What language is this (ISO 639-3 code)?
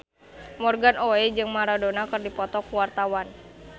sun